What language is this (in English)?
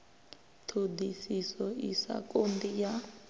Venda